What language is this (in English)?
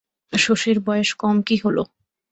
Bangla